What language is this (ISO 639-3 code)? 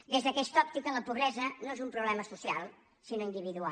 cat